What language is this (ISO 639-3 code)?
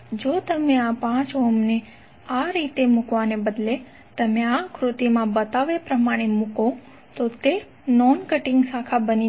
guj